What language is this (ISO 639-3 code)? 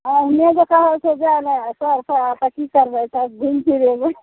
mai